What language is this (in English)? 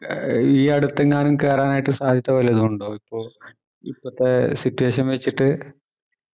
Malayalam